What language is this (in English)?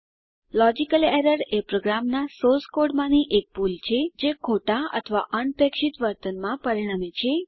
Gujarati